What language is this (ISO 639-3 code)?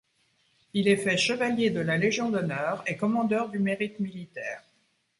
fra